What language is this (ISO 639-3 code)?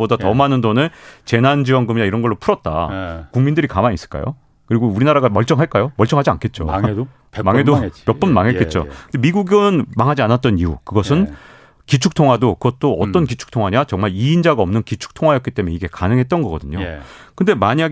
kor